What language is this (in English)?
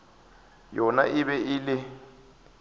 Northern Sotho